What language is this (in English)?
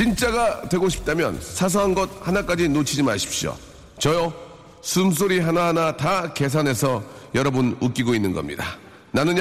Korean